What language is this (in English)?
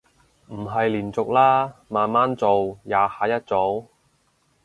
Cantonese